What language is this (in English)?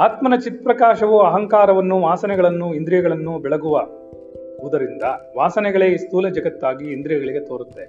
Kannada